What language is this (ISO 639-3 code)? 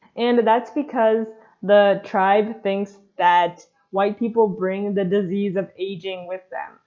eng